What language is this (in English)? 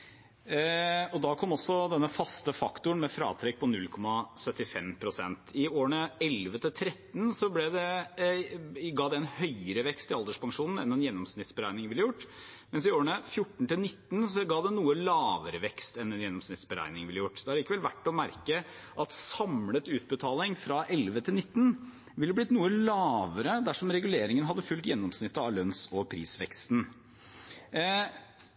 Norwegian Bokmål